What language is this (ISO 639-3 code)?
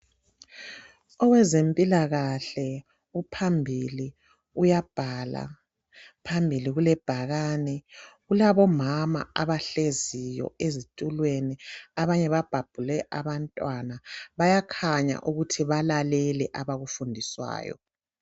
nde